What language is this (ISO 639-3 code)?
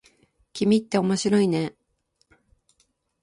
jpn